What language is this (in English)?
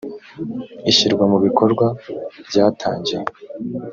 Kinyarwanda